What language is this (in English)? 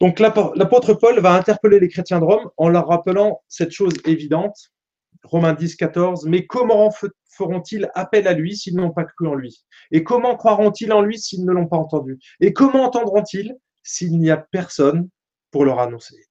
French